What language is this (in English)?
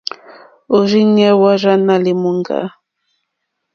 Mokpwe